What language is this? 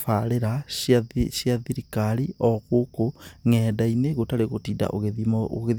Kikuyu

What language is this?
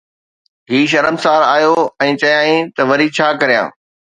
Sindhi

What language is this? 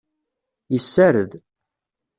Kabyle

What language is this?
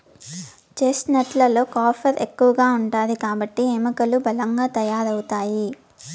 Telugu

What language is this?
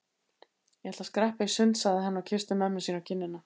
Icelandic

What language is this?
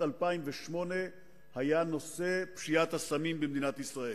Hebrew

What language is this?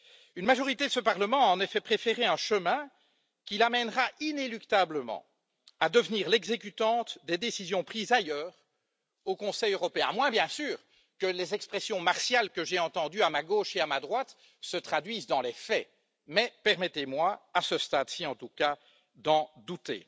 French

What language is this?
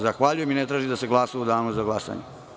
Serbian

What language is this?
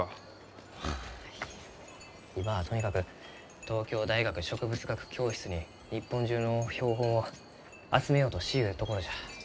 Japanese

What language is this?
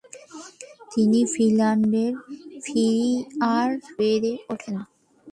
Bangla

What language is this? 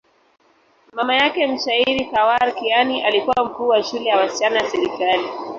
Swahili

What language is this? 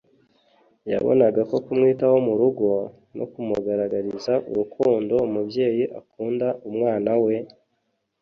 Kinyarwanda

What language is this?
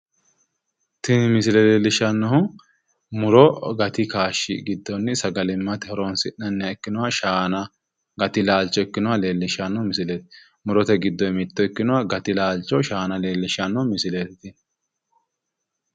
Sidamo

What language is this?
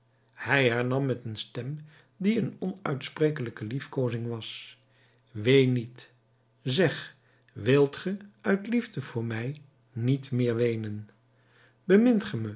Dutch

